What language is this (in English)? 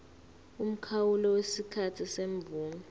Zulu